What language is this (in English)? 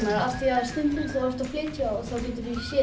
Icelandic